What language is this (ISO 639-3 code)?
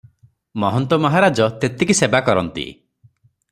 ori